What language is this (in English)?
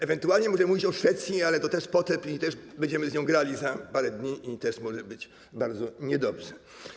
Polish